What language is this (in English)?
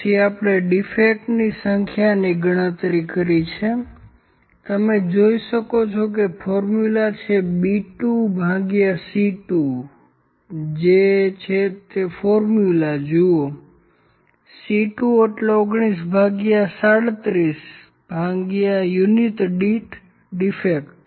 Gujarati